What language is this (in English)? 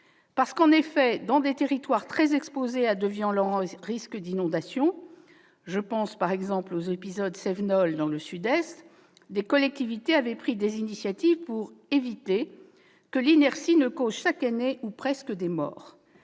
French